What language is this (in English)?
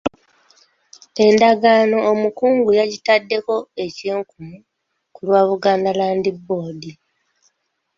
Ganda